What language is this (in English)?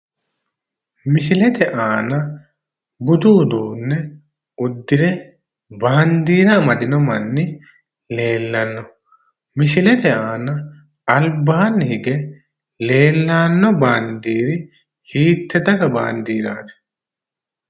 Sidamo